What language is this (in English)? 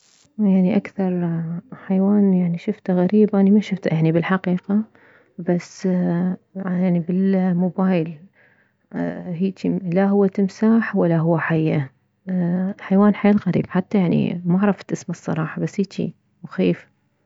Mesopotamian Arabic